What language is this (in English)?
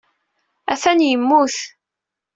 Kabyle